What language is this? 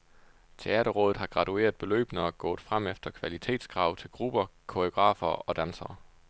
Danish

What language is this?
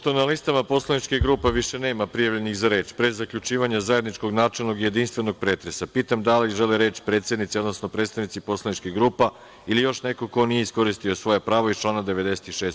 Serbian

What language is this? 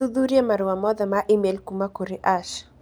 Kikuyu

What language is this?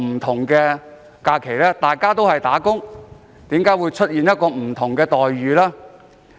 Cantonese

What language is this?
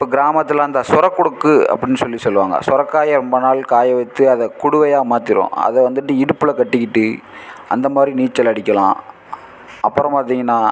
Tamil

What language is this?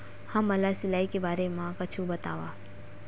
Chhattisgarhi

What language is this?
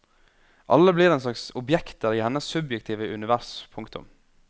Norwegian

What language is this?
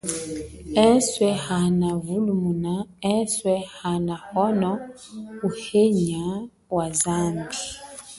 Chokwe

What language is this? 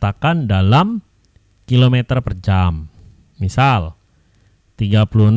Indonesian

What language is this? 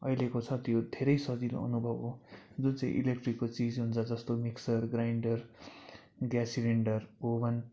Nepali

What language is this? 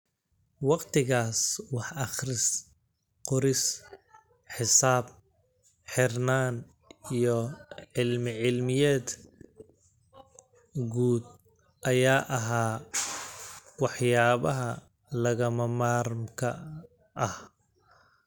Somali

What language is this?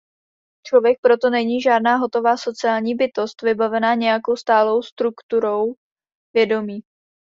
Czech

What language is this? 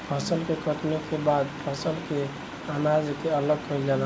Bhojpuri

